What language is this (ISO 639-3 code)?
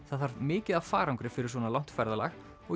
isl